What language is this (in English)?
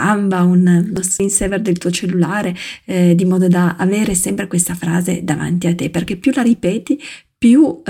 Italian